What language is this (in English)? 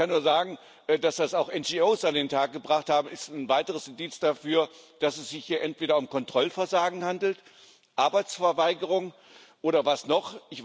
German